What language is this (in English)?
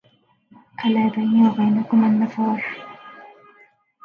Arabic